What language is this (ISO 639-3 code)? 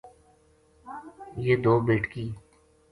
gju